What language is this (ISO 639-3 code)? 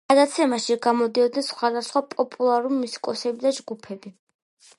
kat